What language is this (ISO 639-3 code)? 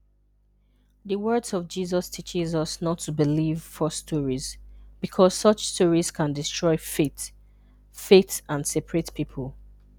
ibo